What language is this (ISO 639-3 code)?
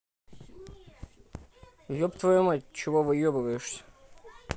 rus